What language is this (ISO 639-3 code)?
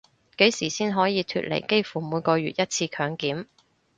yue